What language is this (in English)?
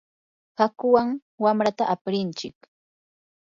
Yanahuanca Pasco Quechua